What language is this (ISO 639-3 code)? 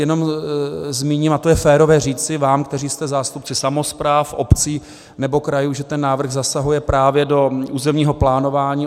ces